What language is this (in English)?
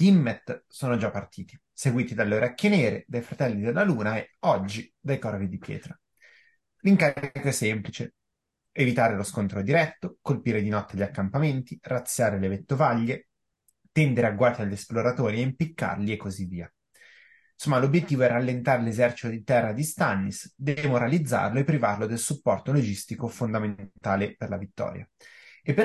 Italian